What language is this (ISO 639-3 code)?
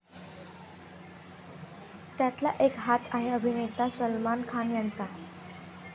mar